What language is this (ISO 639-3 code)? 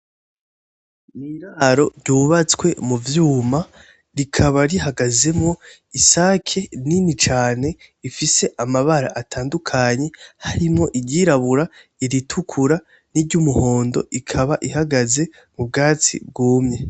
run